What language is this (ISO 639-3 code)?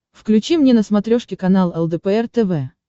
rus